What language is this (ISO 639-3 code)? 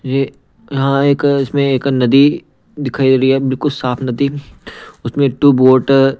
hin